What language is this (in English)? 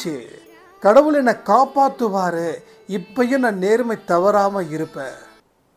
Tamil